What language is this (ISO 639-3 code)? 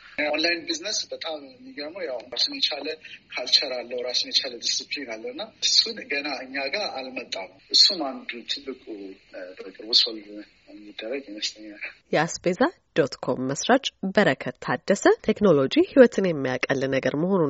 amh